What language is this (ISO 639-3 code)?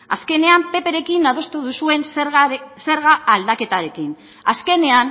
eus